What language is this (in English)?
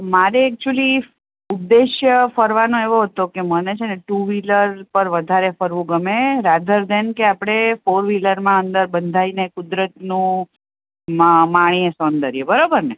Gujarati